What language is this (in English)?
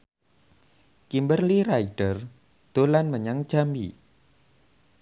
Javanese